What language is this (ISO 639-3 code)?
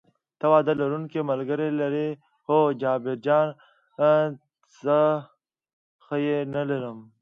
pus